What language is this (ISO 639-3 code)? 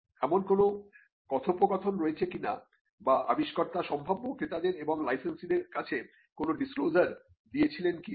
ben